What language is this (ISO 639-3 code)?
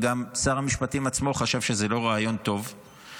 heb